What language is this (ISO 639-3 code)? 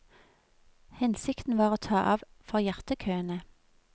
nor